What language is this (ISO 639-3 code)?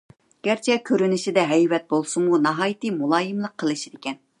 uig